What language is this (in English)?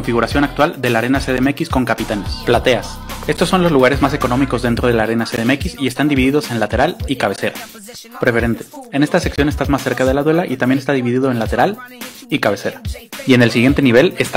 Spanish